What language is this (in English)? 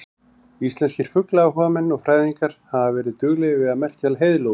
Icelandic